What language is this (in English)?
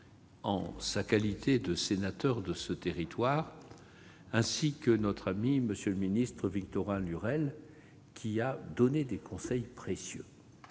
French